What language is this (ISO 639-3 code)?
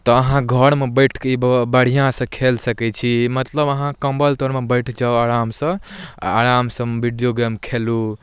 mai